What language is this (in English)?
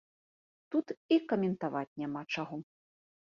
Belarusian